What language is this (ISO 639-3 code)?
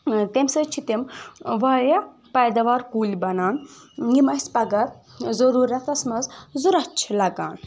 kas